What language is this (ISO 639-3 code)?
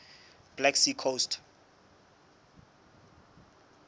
sot